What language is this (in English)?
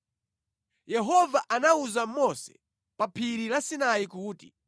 Nyanja